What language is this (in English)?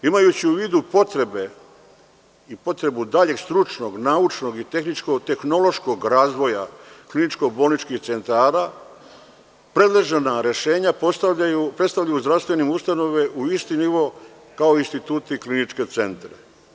Serbian